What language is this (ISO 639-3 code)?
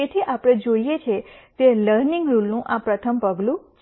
guj